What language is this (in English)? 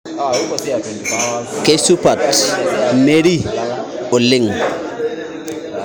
Masai